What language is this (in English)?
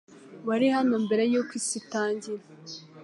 Kinyarwanda